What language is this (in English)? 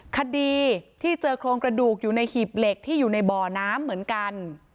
Thai